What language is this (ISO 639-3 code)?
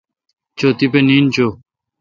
xka